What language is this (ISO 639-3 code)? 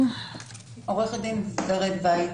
heb